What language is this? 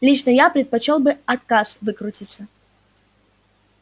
Russian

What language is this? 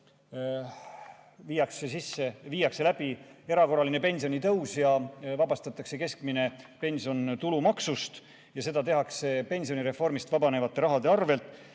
Estonian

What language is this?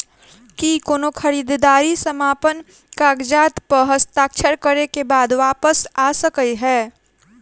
Maithili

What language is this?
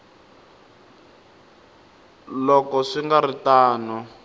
Tsonga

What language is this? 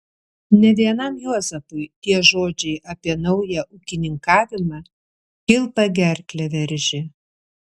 Lithuanian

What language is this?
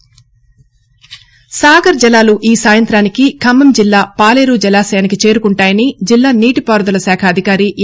Telugu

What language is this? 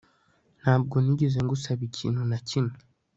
Kinyarwanda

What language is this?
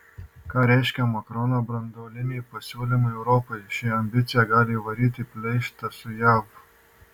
Lithuanian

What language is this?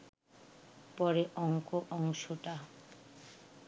Bangla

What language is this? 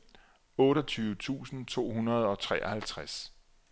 Danish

